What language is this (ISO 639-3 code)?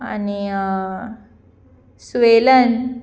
kok